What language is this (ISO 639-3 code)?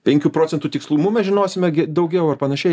lit